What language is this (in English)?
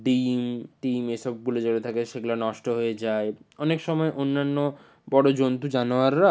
Bangla